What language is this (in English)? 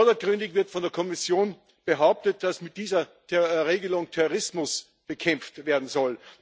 German